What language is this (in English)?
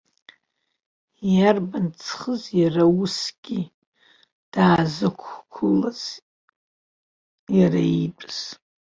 Abkhazian